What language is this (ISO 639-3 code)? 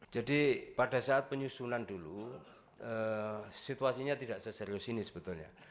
ind